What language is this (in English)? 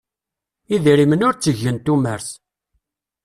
Kabyle